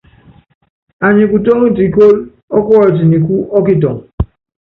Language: Yangben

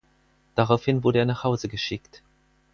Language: German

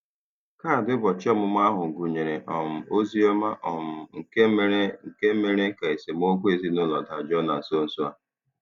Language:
Igbo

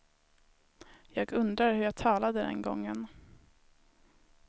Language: Swedish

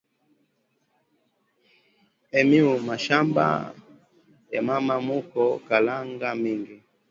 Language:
Swahili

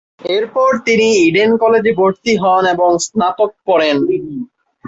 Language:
Bangla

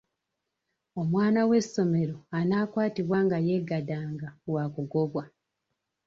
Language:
Ganda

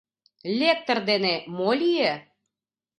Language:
Mari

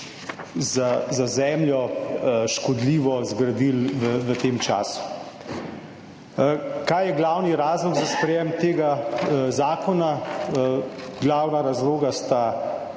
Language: Slovenian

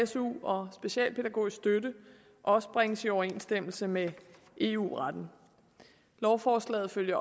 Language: Danish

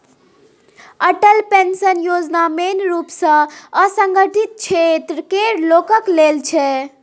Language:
Maithili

